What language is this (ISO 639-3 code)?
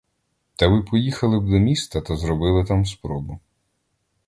ukr